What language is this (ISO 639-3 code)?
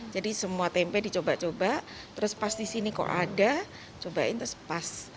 ind